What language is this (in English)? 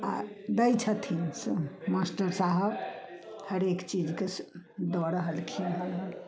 Maithili